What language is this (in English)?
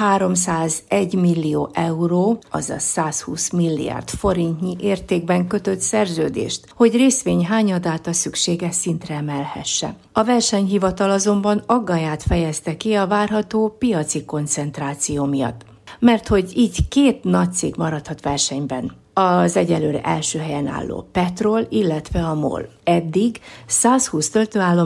Hungarian